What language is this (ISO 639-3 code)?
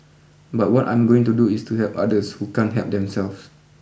eng